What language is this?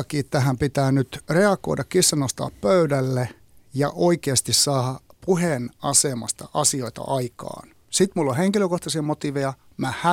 Finnish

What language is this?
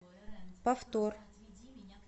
Russian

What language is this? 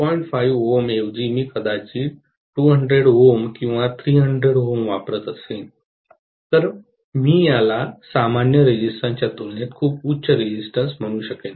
Marathi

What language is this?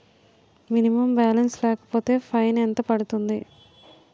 Telugu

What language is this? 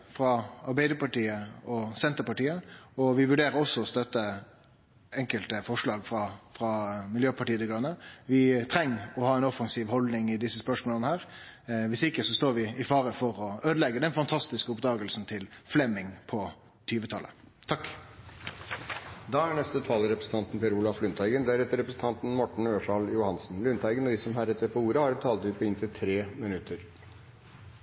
Norwegian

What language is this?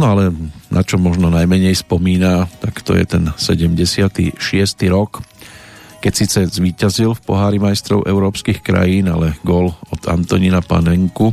Slovak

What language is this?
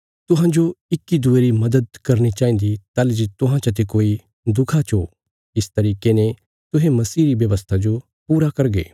Bilaspuri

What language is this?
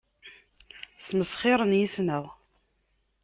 Kabyle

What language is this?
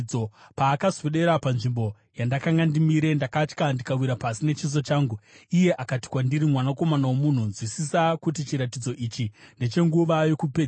Shona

